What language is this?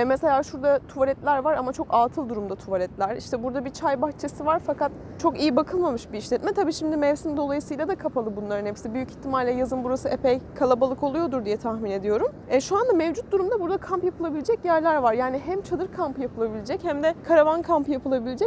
Turkish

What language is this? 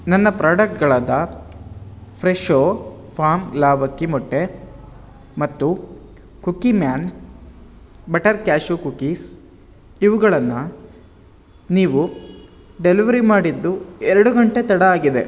Kannada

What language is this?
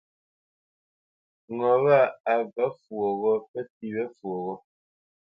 Bamenyam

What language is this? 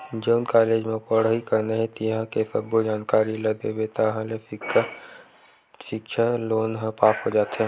Chhattisgarhi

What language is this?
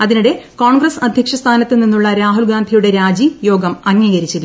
Malayalam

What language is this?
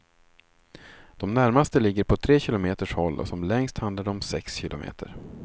Swedish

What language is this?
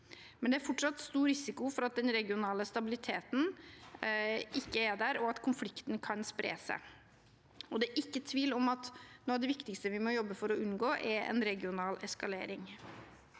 Norwegian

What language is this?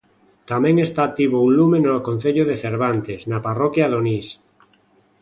Galician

